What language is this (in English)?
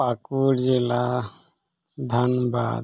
Santali